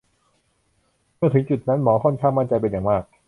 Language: Thai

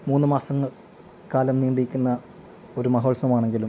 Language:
Malayalam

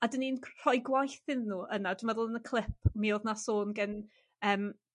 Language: Welsh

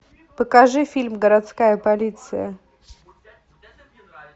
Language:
Russian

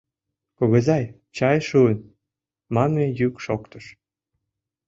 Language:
Mari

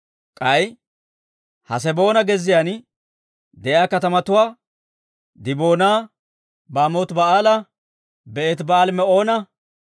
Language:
Dawro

